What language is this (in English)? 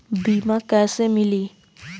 Bhojpuri